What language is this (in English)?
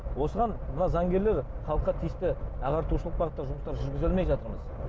Kazakh